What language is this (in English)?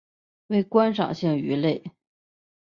Chinese